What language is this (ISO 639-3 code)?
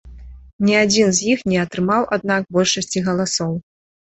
bel